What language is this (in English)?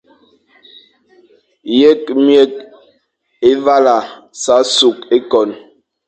Fang